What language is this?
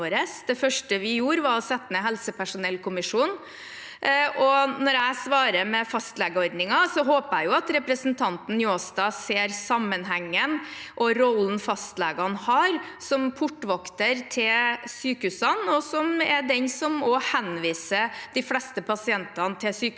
Norwegian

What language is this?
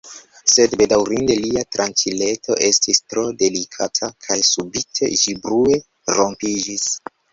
Esperanto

